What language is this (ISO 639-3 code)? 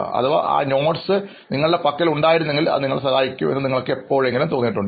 mal